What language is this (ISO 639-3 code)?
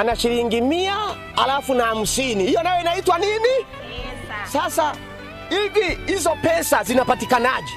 swa